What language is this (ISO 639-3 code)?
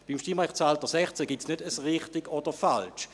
gsw